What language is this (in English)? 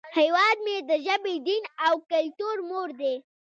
Pashto